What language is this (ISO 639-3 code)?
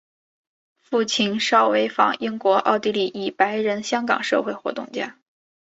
zho